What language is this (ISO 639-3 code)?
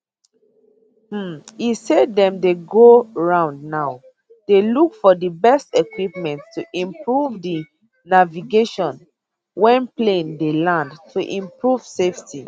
pcm